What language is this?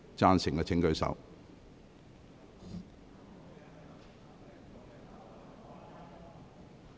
Cantonese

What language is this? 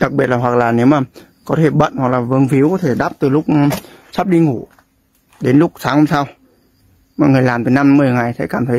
Vietnamese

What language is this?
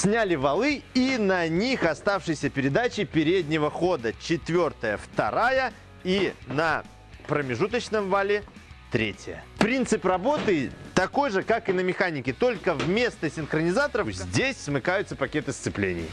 Russian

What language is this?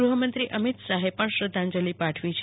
Gujarati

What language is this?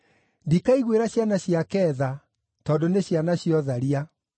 Kikuyu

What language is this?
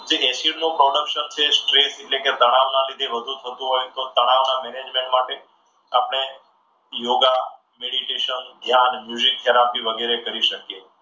Gujarati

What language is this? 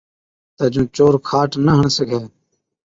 Od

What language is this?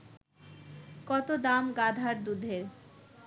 Bangla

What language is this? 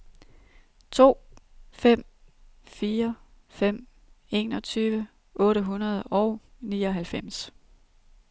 Danish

